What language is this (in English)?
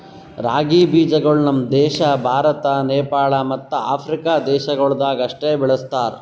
Kannada